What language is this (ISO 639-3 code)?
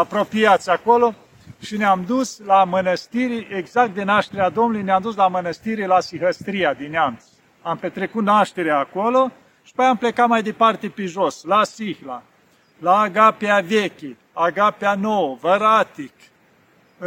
ron